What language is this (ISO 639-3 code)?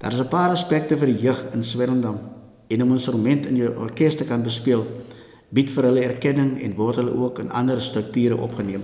nld